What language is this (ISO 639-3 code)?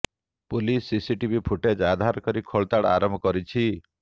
ori